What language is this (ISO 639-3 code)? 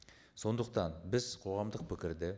kaz